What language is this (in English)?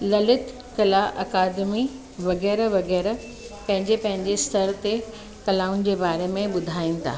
Sindhi